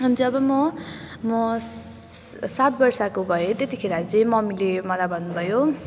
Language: Nepali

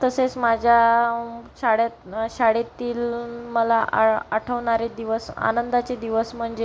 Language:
Marathi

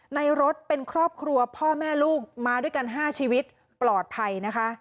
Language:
Thai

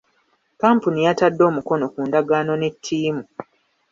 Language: Ganda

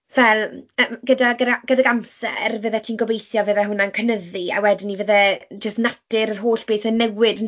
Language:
Welsh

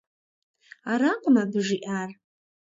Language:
Kabardian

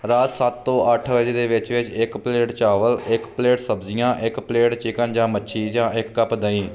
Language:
Punjabi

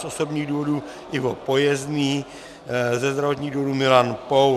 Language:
Czech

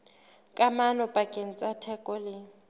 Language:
Southern Sotho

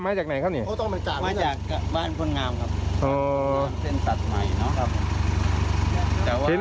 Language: Thai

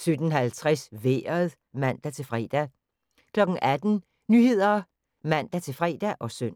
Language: Danish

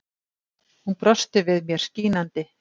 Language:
Icelandic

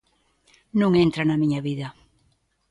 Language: Galician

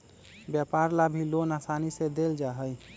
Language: Magahi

